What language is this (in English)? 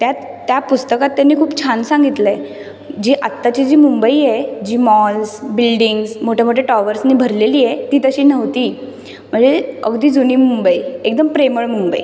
Marathi